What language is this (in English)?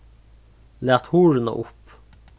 Faroese